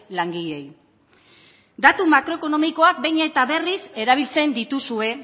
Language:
Basque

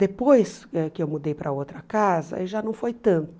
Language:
Portuguese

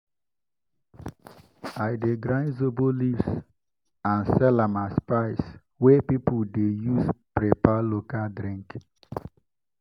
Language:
Nigerian Pidgin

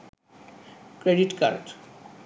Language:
Bangla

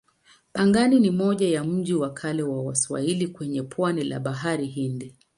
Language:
Swahili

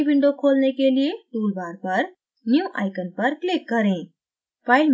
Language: Hindi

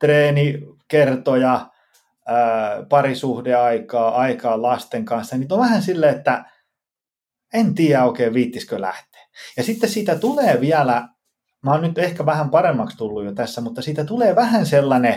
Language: Finnish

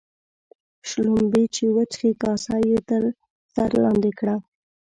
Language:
Pashto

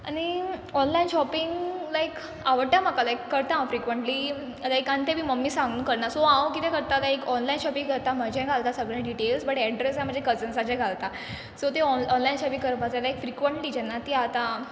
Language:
Konkani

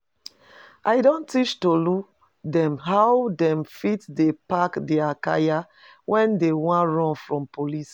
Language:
Nigerian Pidgin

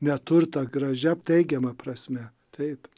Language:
Lithuanian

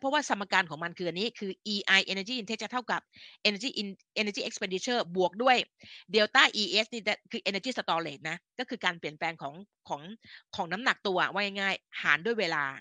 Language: Thai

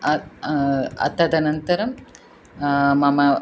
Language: Sanskrit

